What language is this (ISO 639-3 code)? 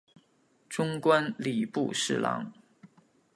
zho